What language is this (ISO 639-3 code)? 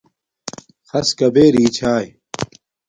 dmk